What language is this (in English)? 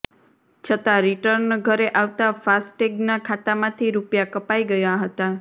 Gujarati